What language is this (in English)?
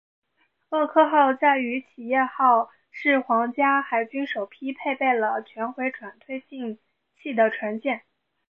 Chinese